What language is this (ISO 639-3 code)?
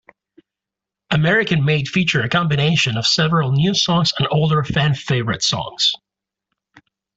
eng